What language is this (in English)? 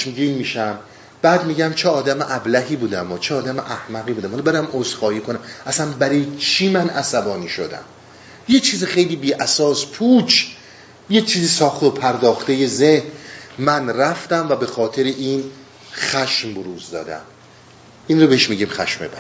Persian